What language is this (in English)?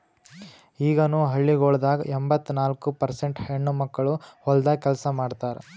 Kannada